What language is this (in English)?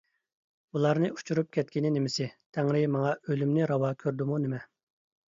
Uyghur